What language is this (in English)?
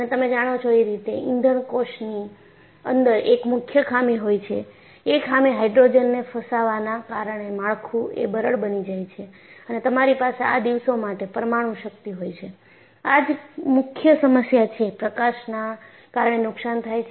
Gujarati